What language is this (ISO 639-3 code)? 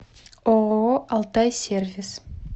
rus